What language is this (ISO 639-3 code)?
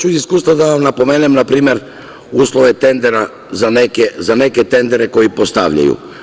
srp